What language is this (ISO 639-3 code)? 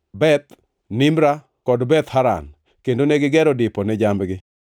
luo